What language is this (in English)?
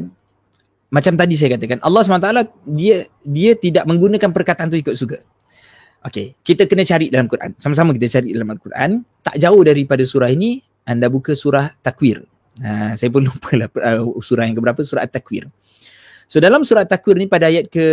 Malay